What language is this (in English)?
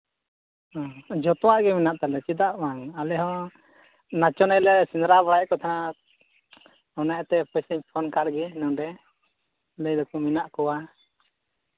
Santali